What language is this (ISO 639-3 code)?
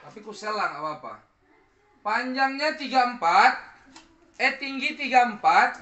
ind